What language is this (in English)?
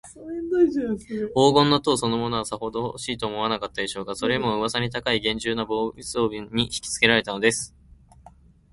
Japanese